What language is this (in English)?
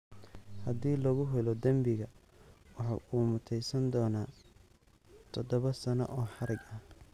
Somali